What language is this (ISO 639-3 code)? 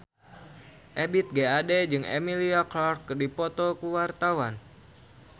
sun